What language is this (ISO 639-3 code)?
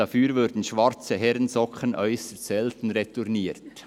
gsw